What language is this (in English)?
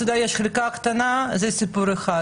Hebrew